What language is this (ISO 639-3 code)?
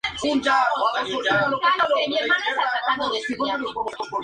spa